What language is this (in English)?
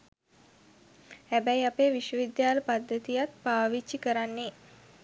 Sinhala